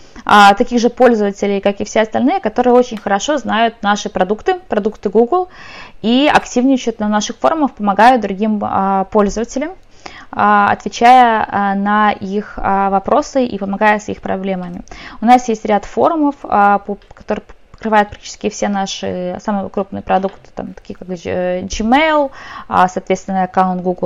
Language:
Russian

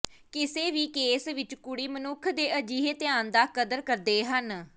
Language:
Punjabi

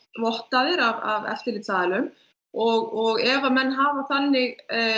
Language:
Icelandic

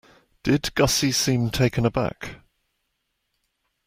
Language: English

